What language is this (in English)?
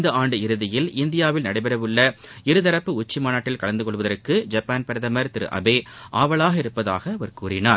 Tamil